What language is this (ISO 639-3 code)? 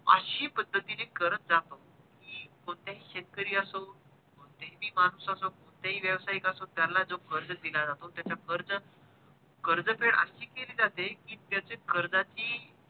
mar